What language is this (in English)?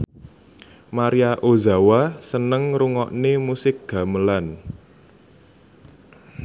Javanese